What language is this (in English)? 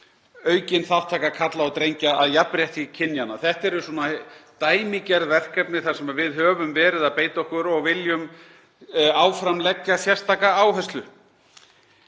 Icelandic